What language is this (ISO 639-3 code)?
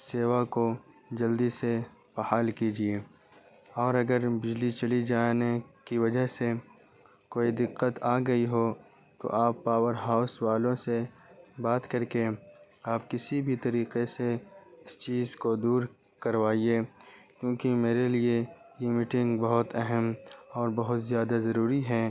urd